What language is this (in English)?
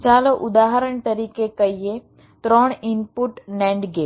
Gujarati